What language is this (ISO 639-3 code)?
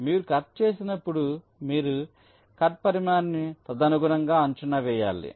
tel